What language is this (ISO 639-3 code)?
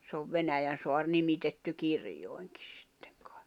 fin